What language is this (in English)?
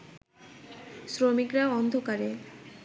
Bangla